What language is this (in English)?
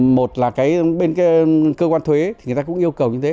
Vietnamese